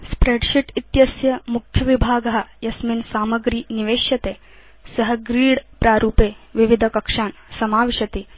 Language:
Sanskrit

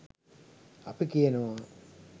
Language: Sinhala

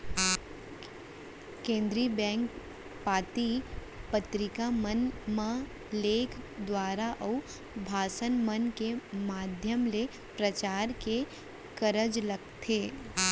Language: Chhattisgarhi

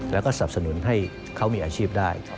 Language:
Thai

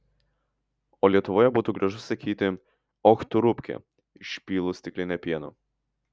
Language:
Lithuanian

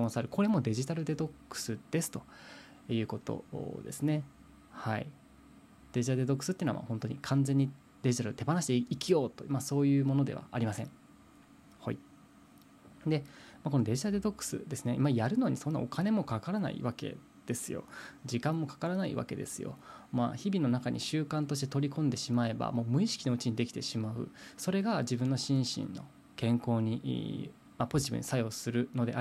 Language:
Japanese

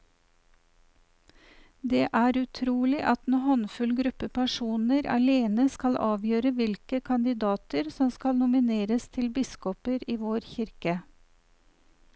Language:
Norwegian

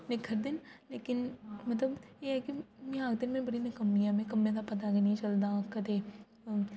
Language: Dogri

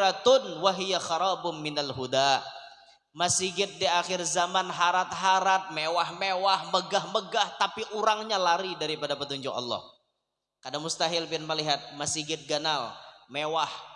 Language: Indonesian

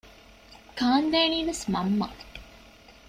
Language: Divehi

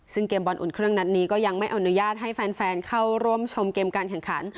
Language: Thai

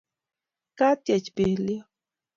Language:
Kalenjin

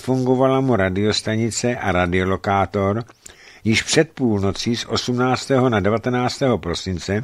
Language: Czech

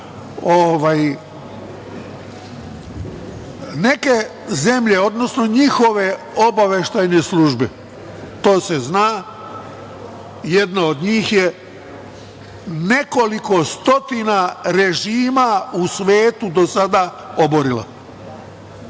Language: Serbian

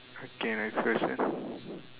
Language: English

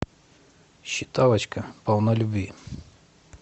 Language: Russian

